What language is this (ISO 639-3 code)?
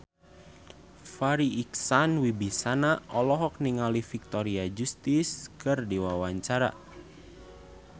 sun